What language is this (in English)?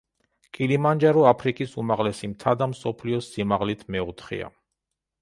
Georgian